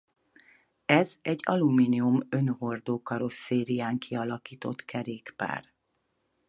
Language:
Hungarian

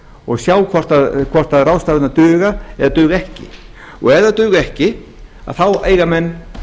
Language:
Icelandic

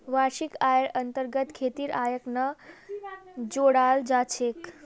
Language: Magahi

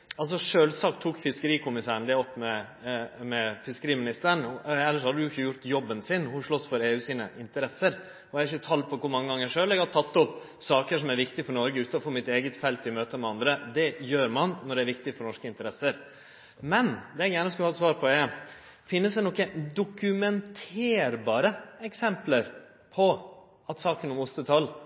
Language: Norwegian Nynorsk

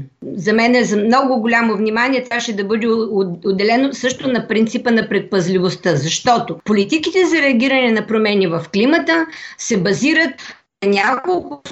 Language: Bulgarian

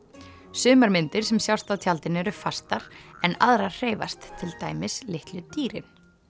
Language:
Icelandic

